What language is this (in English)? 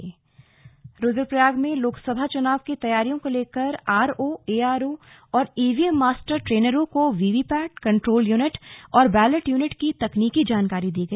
Hindi